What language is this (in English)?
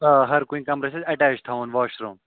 Kashmiri